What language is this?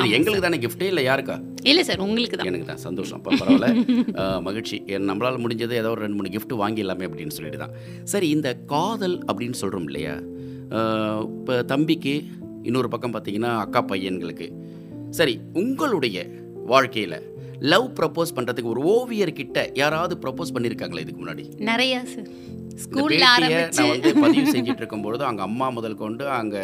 Tamil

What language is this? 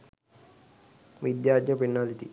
Sinhala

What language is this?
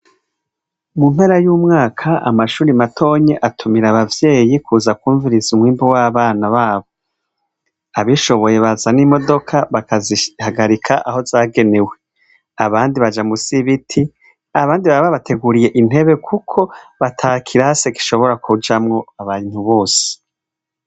Rundi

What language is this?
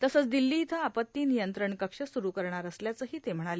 Marathi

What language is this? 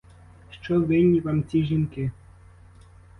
Ukrainian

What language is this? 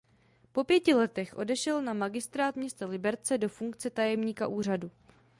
Czech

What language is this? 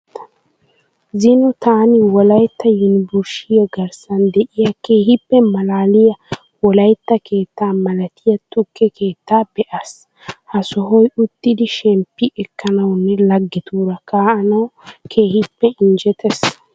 Wolaytta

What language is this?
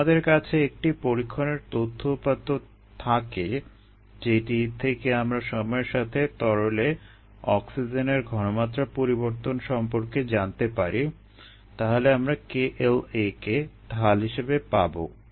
Bangla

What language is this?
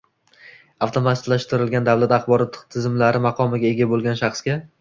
Uzbek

